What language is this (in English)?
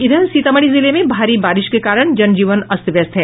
Hindi